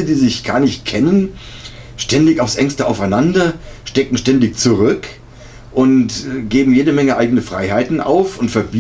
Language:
German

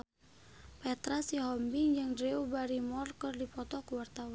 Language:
Sundanese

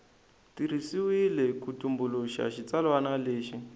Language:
Tsonga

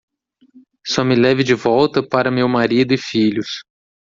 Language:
Portuguese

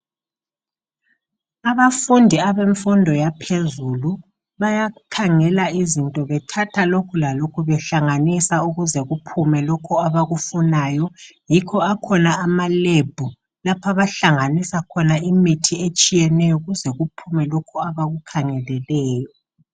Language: North Ndebele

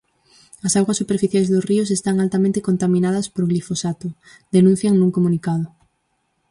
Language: Galician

